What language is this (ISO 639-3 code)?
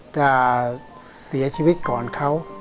tha